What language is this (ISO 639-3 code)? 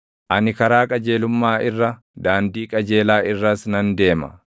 orm